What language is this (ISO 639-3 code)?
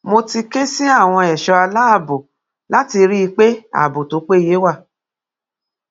yor